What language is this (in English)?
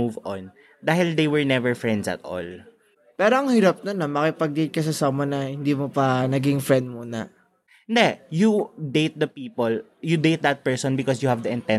Filipino